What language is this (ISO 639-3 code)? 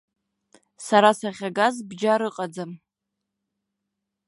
abk